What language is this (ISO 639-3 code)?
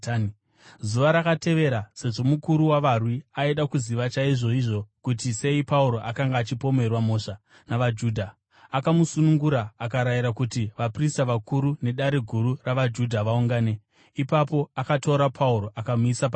sna